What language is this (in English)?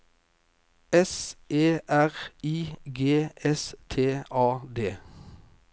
Norwegian